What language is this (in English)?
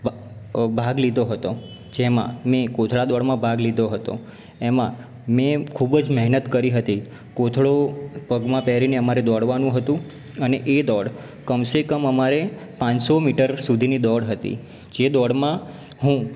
Gujarati